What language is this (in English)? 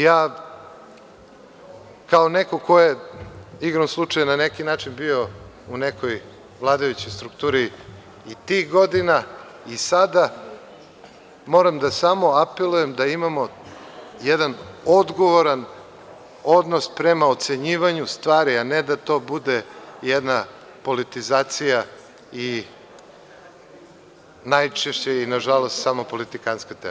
Serbian